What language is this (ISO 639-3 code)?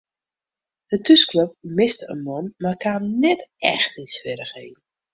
fry